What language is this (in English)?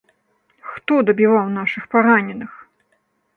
Belarusian